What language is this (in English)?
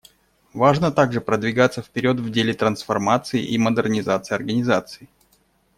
Russian